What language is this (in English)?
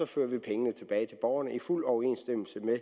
Danish